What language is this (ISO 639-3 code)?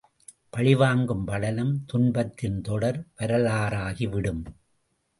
tam